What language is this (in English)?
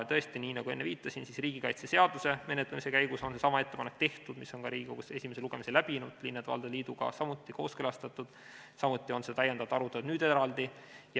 Estonian